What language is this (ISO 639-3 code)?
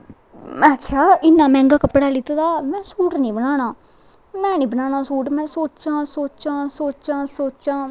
doi